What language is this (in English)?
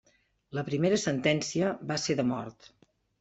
Catalan